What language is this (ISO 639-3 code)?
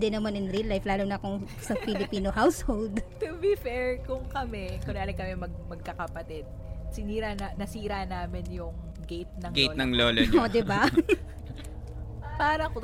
fil